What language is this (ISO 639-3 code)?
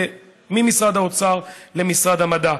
heb